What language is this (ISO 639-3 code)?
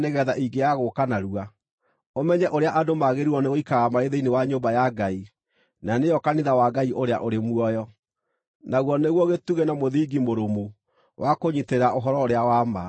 kik